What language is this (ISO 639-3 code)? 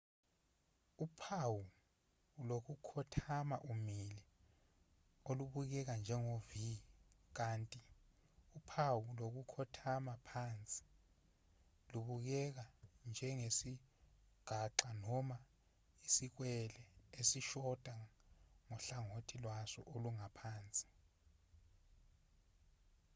zul